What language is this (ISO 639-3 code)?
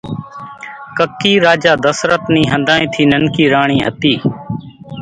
gjk